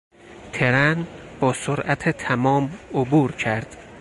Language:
Persian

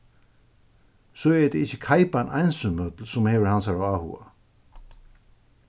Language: Faroese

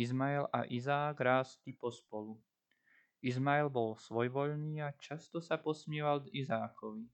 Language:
Slovak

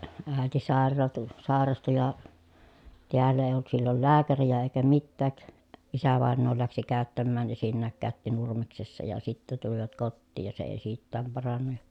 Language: Finnish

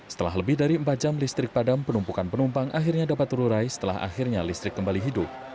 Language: Indonesian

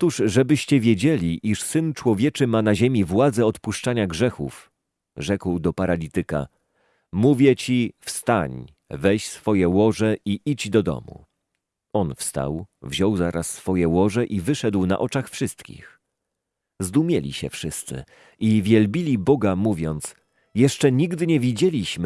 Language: Polish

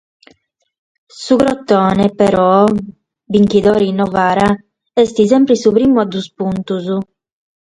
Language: Sardinian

